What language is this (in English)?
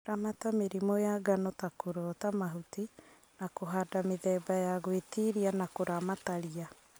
Kikuyu